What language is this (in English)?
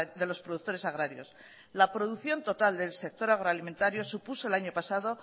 Spanish